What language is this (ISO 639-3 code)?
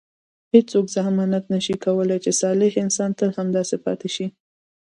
pus